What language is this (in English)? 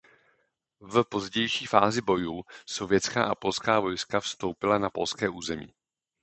Czech